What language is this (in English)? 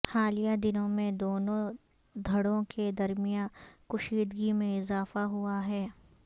Urdu